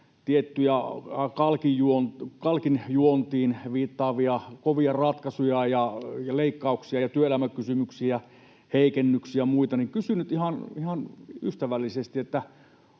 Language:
Finnish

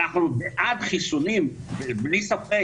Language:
Hebrew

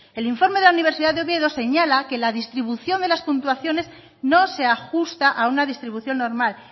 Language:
Spanish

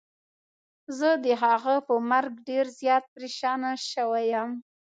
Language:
Pashto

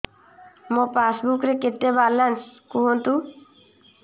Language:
Odia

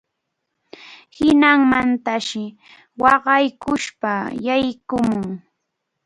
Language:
Arequipa-La Unión Quechua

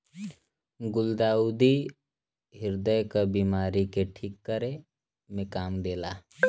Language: Bhojpuri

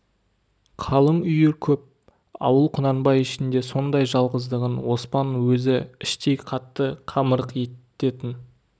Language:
Kazakh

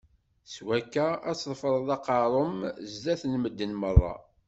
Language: Kabyle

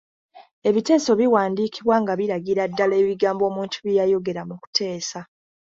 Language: Ganda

